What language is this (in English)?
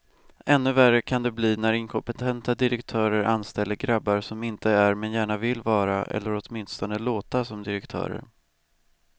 Swedish